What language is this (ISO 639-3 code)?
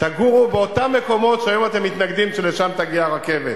heb